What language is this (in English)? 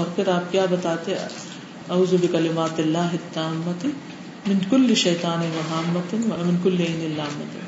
Urdu